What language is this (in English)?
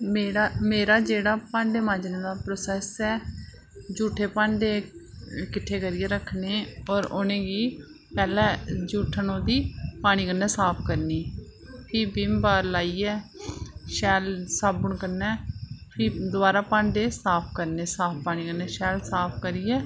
Dogri